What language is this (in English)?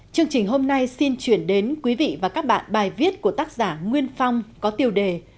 Vietnamese